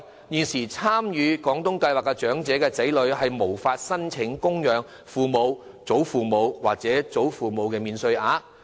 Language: Cantonese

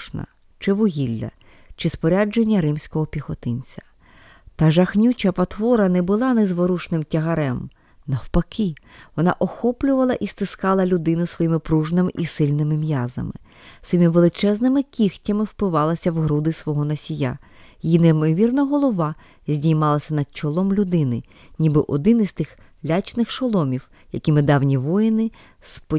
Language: Ukrainian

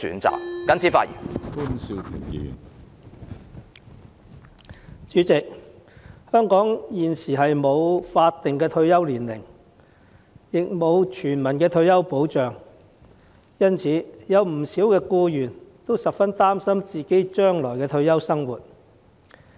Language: Cantonese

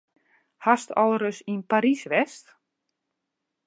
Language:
Western Frisian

